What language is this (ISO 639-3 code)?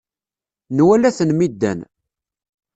kab